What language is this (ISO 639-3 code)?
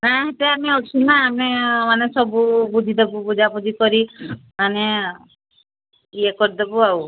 ori